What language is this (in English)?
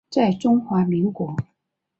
Chinese